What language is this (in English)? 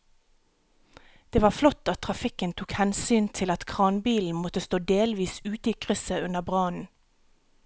Norwegian